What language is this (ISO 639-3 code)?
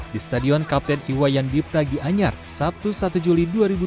ind